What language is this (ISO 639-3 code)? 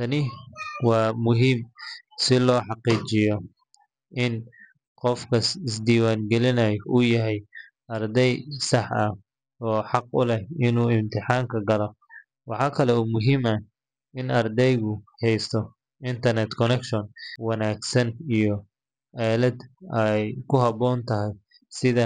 som